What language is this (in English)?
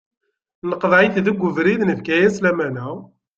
Kabyle